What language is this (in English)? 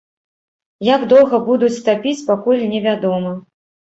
Belarusian